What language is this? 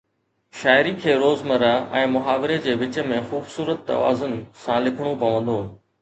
Sindhi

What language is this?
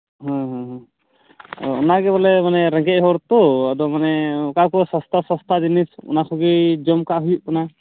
Santali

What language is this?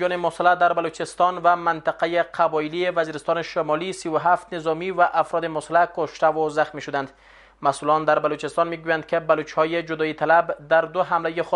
Persian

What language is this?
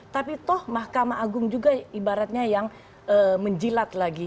Indonesian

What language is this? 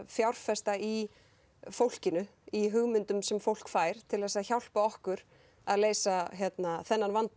Icelandic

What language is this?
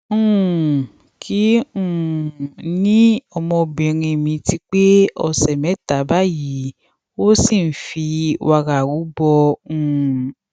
Yoruba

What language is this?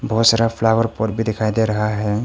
Hindi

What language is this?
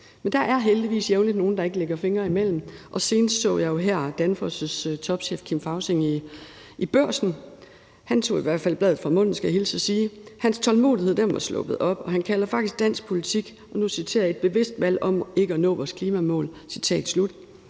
Danish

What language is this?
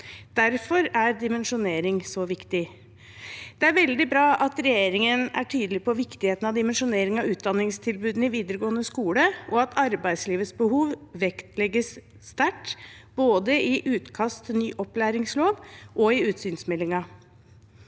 Norwegian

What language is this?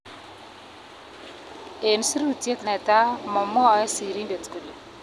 Kalenjin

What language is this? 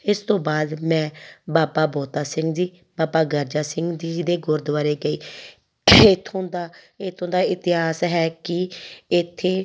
Punjabi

